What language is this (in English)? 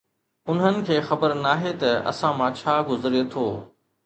Sindhi